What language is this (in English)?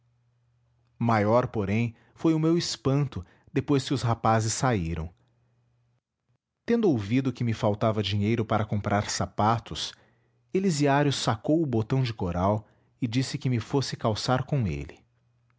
Portuguese